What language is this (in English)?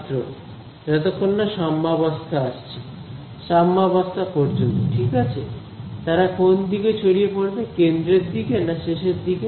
Bangla